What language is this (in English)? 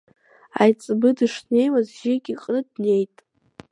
Abkhazian